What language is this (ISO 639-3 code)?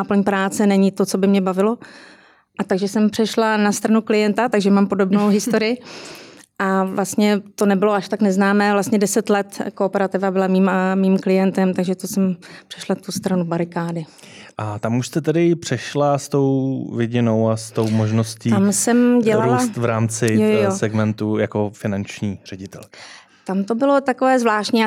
ces